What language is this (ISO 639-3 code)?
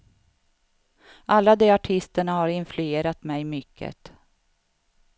swe